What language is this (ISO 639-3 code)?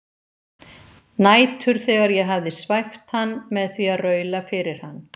isl